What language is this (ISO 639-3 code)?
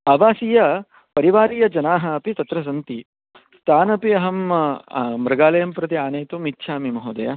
san